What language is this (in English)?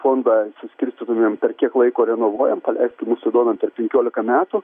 Lithuanian